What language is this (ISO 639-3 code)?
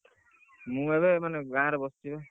ori